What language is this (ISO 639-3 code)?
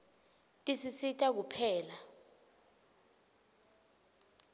ssw